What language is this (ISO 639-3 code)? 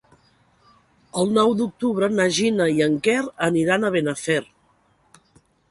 cat